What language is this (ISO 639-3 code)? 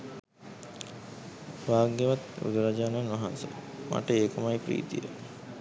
sin